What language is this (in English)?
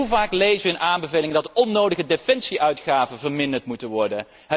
Dutch